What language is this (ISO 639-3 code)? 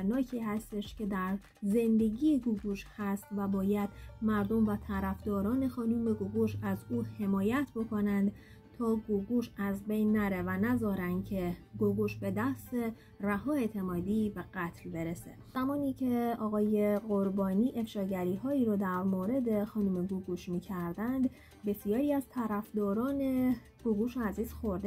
fas